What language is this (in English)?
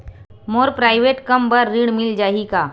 Chhattisgarhi